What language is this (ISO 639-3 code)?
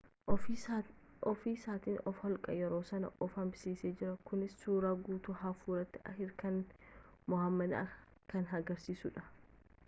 orm